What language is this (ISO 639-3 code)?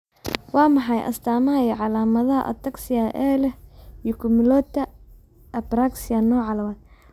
som